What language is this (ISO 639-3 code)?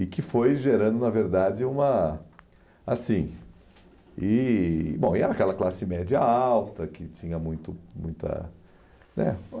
por